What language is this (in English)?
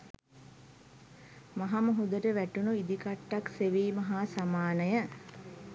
Sinhala